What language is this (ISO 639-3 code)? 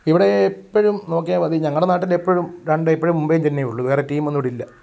mal